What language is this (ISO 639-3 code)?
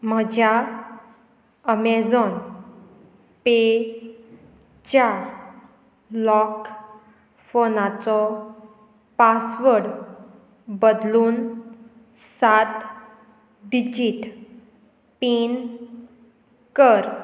kok